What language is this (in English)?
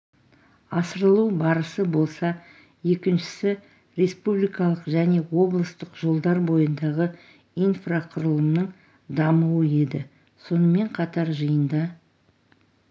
Kazakh